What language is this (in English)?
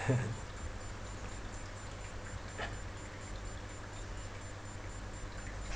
English